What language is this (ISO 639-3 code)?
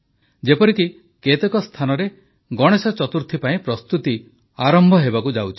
ori